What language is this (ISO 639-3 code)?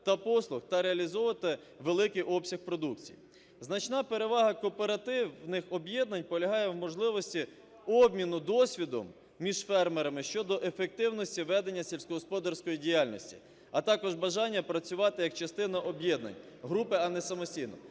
ukr